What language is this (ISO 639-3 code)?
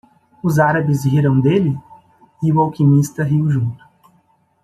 por